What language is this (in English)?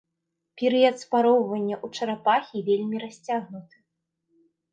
Belarusian